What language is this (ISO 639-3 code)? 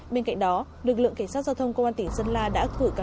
vie